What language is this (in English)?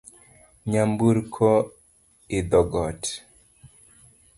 Luo (Kenya and Tanzania)